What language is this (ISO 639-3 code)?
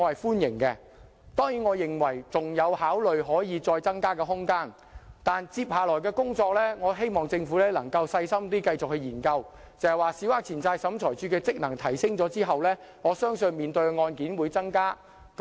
yue